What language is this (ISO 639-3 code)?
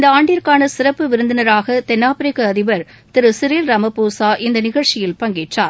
tam